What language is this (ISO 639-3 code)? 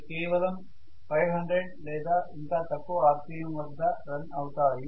tel